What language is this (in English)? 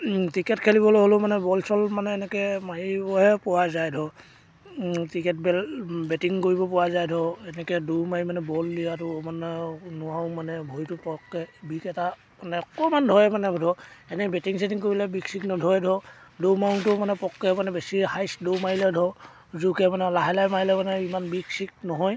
Assamese